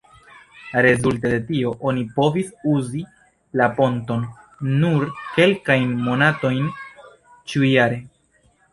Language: Esperanto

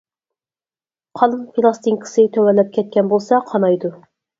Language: Uyghur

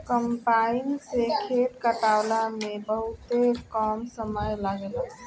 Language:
Bhojpuri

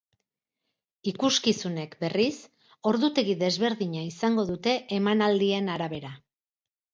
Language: Basque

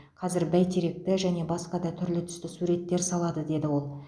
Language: Kazakh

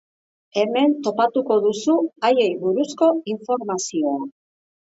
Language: Basque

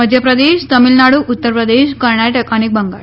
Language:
Gujarati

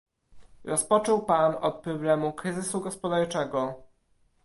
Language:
Polish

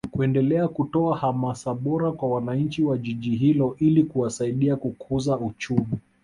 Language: Swahili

